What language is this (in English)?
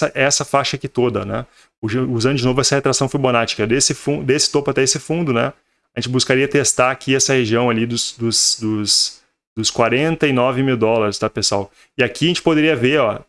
Portuguese